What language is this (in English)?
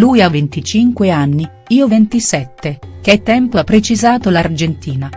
Italian